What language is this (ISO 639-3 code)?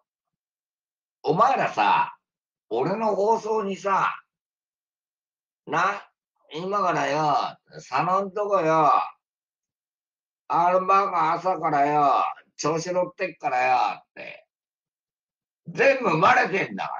jpn